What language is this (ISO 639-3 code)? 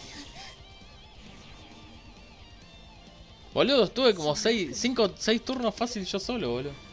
spa